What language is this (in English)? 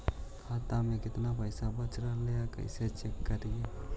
Magahi